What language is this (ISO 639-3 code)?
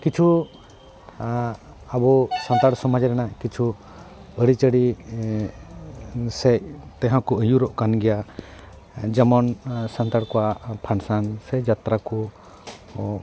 sat